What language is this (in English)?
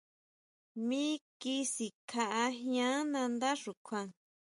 Huautla Mazatec